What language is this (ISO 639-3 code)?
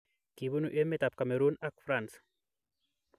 kln